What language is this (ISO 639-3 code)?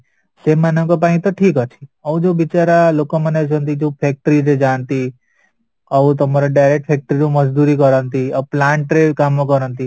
ori